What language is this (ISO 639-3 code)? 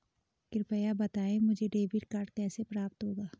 hin